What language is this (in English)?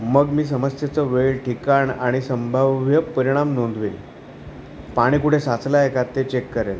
Marathi